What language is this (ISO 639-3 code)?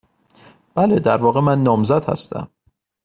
fas